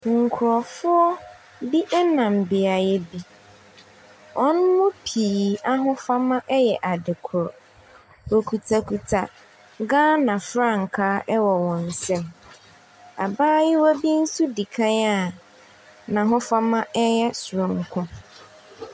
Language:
Akan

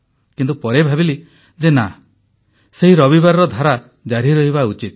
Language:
Odia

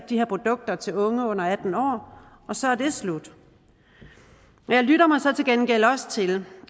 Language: Danish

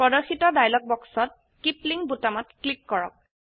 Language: Assamese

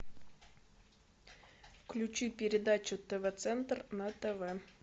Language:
Russian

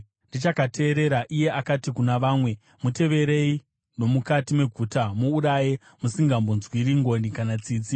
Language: Shona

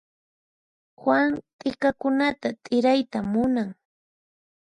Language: Puno Quechua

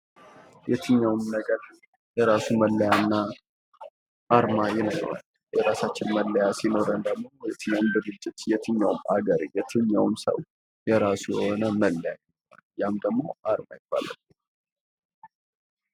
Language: Amharic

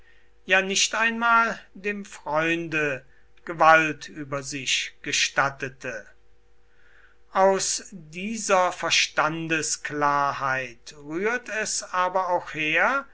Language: German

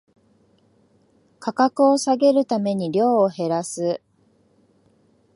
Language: Japanese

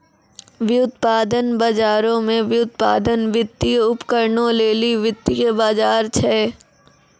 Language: Maithili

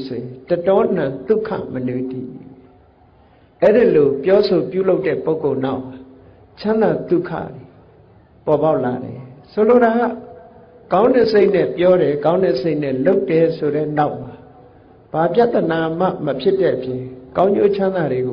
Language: Vietnamese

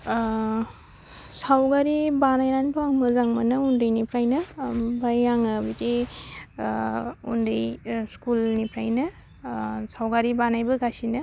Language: Bodo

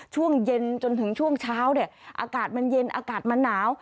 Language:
Thai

